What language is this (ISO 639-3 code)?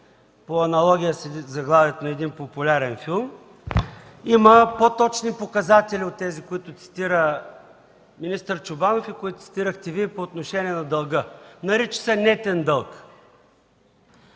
bul